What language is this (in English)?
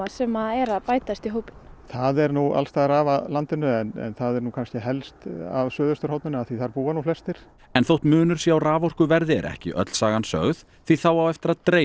Icelandic